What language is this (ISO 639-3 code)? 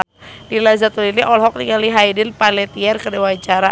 sun